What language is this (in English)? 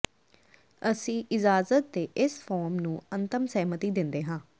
Punjabi